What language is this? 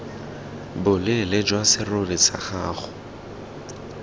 Tswana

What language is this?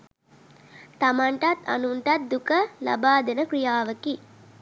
Sinhala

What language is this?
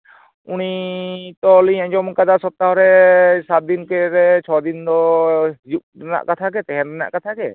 Santali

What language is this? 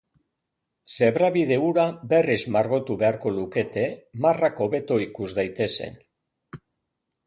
Basque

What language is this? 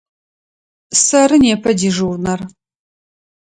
Adyghe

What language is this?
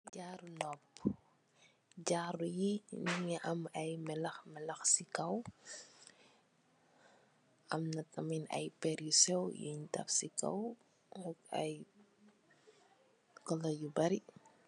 Wolof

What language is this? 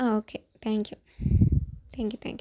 Malayalam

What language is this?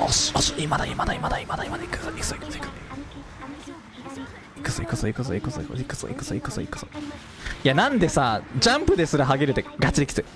Japanese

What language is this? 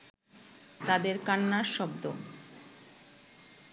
Bangla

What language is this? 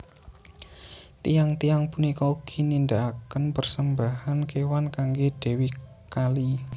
Javanese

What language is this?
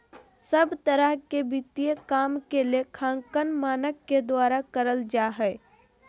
Magahi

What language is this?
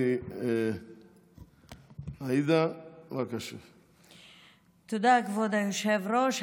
Hebrew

